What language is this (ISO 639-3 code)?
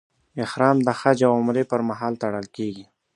pus